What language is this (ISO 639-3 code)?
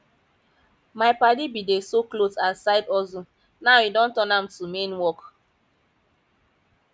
pcm